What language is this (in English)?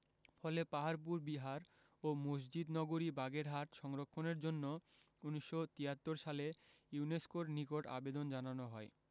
Bangla